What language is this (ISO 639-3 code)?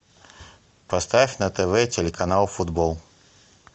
rus